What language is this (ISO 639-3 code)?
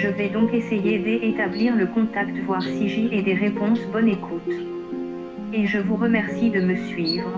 fra